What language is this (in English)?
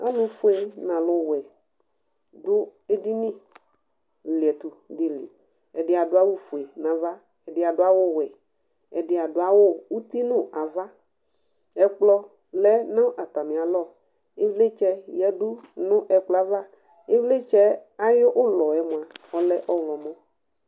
Ikposo